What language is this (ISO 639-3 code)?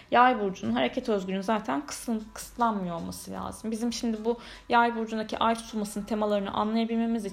tur